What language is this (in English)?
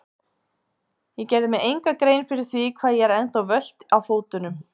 Icelandic